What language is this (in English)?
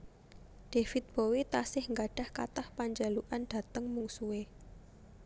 Javanese